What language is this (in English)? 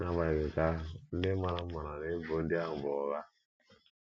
Igbo